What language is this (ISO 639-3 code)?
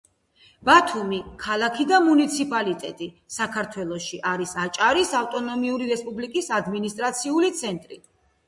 kat